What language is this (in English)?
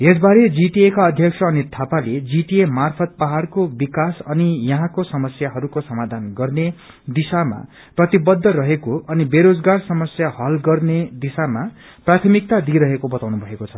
Nepali